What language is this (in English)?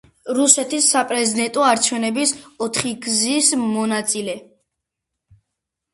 Georgian